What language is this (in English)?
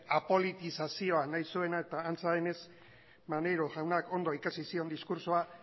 Basque